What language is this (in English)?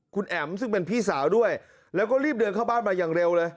Thai